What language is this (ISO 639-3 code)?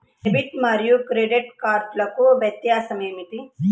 tel